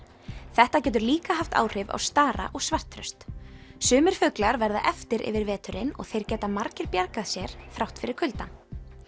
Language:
Icelandic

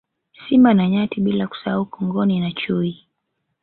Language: Swahili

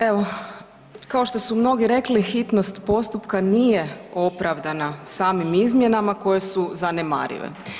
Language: Croatian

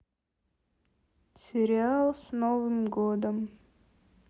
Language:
Russian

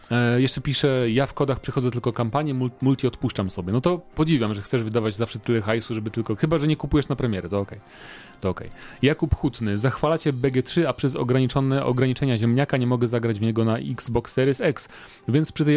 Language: Polish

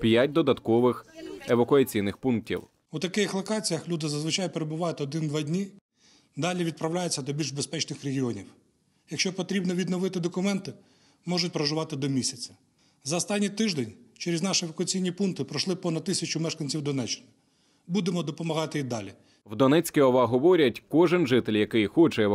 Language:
Ukrainian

